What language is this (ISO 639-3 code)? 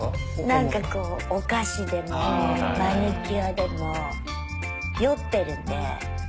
jpn